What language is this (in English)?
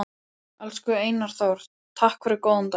Icelandic